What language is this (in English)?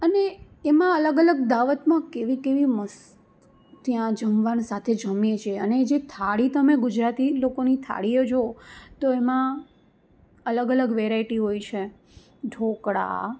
Gujarati